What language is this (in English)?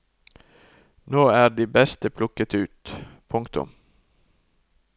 Norwegian